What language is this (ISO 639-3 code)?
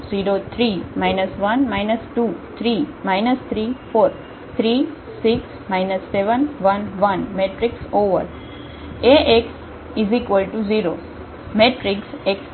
guj